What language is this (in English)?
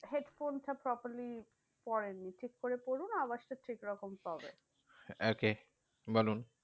Bangla